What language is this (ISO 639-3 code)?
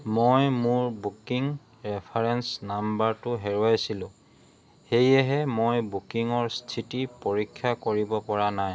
asm